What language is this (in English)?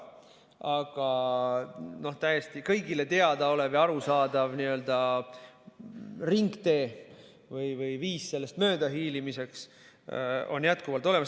Estonian